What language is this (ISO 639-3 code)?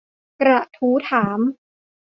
tha